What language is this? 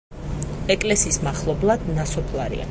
Georgian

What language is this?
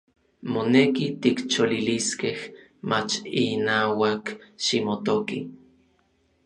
Orizaba Nahuatl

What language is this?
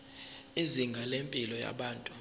Zulu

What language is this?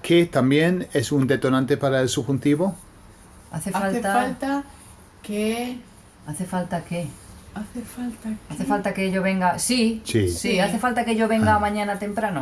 Spanish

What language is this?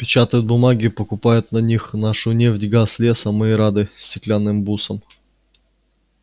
Russian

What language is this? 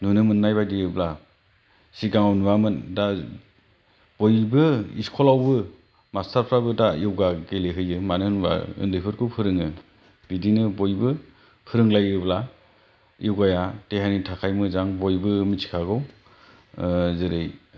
Bodo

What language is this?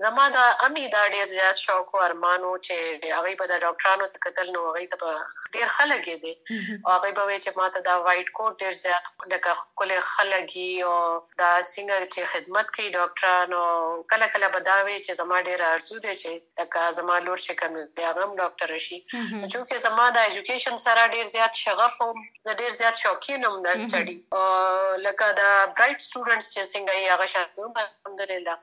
Urdu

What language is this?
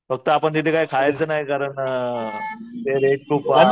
Marathi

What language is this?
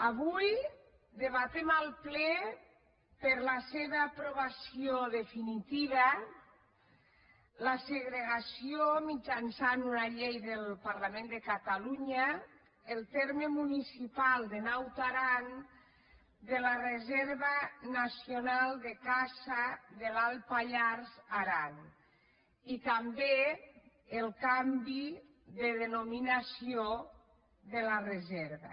Catalan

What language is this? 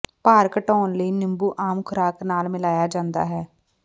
Punjabi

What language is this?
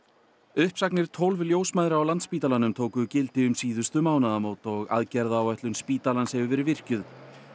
Icelandic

